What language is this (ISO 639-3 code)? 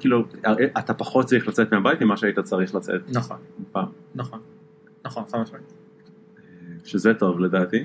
heb